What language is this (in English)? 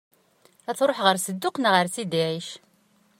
Kabyle